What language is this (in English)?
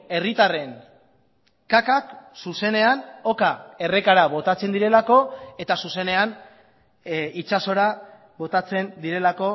Basque